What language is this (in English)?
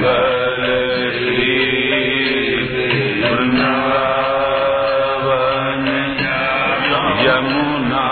Hindi